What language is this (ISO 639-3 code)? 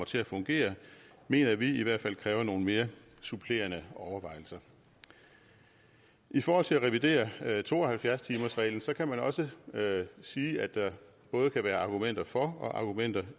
dan